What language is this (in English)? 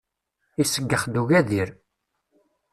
Kabyle